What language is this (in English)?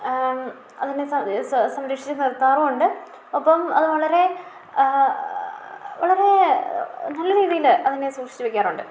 Malayalam